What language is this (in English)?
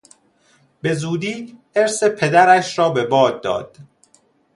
Persian